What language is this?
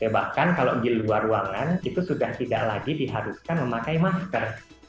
Indonesian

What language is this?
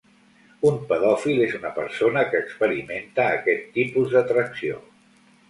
Catalan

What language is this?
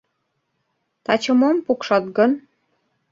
Mari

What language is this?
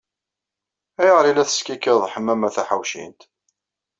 Kabyle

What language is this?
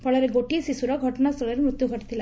Odia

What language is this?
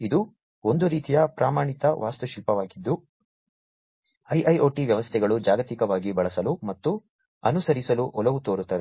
Kannada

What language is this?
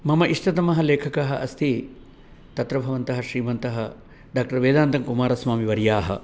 Sanskrit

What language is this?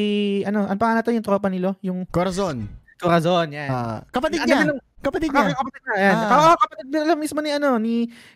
Filipino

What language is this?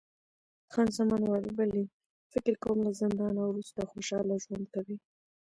Pashto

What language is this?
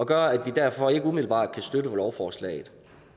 Danish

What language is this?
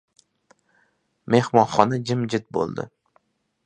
Uzbek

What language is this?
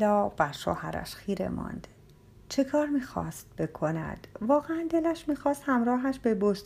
Persian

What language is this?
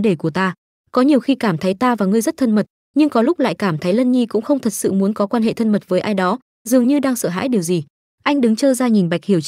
Vietnamese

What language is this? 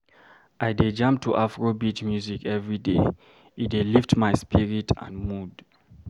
Nigerian Pidgin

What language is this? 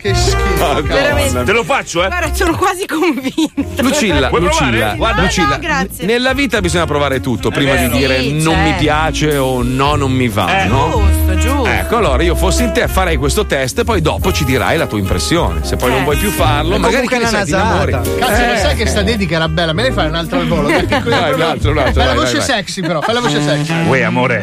Italian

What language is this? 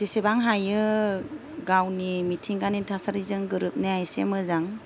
Bodo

